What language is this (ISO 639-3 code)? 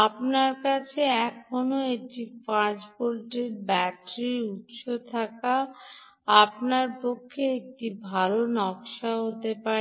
ben